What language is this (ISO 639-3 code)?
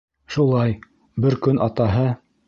bak